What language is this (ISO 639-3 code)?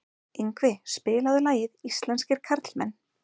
isl